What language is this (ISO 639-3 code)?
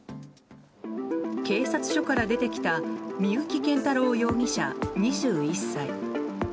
jpn